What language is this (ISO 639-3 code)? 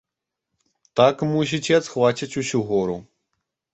bel